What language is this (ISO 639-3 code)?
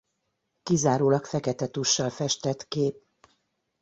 hun